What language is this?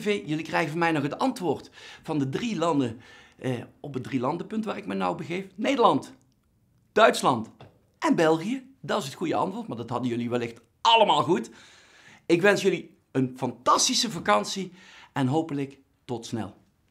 Dutch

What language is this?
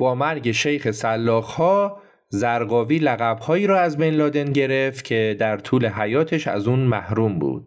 Persian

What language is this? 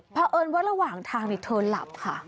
Thai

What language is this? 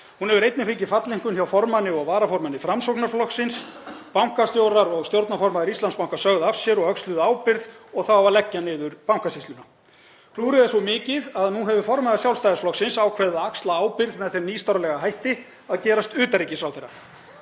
Icelandic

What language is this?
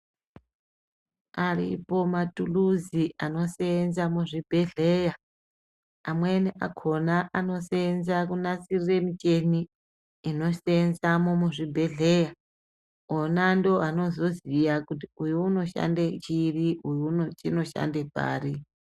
Ndau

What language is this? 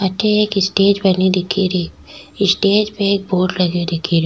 Rajasthani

